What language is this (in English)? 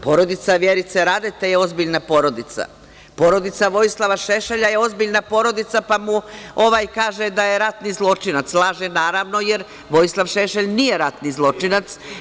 Serbian